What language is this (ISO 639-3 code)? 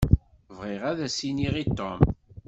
kab